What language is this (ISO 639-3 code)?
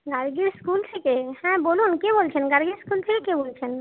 ben